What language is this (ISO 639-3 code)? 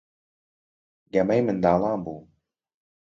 ckb